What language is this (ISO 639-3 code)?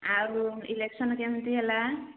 ori